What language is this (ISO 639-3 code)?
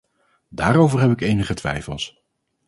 nld